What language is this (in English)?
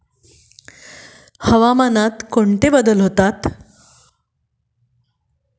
Marathi